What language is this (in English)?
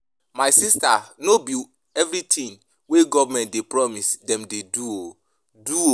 Nigerian Pidgin